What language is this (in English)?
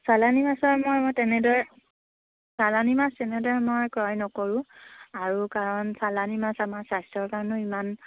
Assamese